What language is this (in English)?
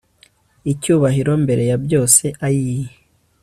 Kinyarwanda